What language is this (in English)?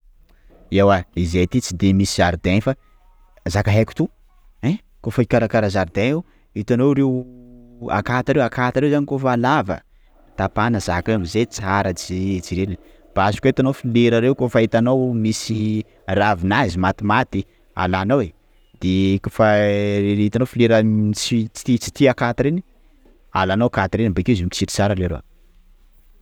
Sakalava Malagasy